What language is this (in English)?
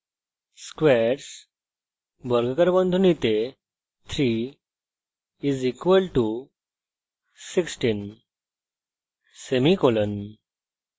Bangla